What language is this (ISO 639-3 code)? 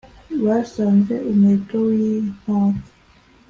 kin